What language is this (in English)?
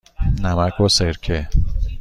Persian